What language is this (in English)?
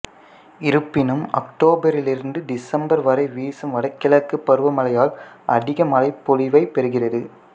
Tamil